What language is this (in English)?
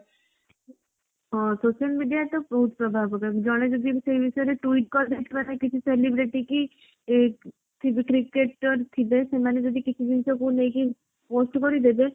Odia